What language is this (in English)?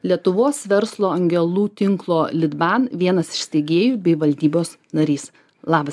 Lithuanian